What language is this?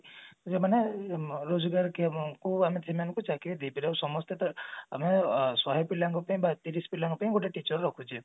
Odia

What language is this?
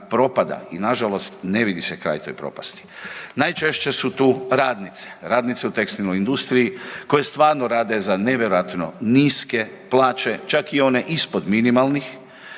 Croatian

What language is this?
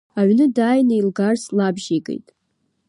Abkhazian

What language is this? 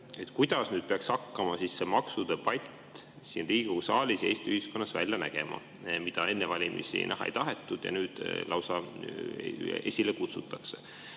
Estonian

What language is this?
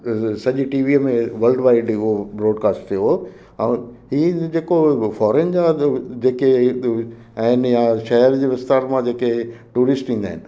Sindhi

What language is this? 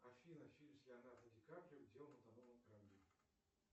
Russian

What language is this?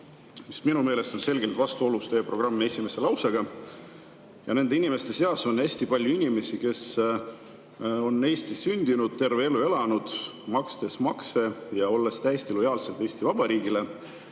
Estonian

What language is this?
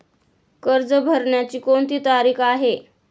Marathi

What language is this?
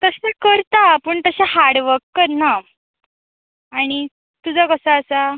Konkani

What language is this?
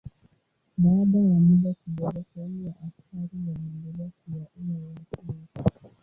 Swahili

